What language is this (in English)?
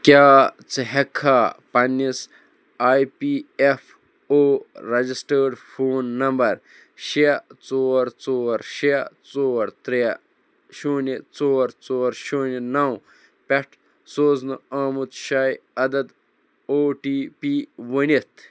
Kashmiri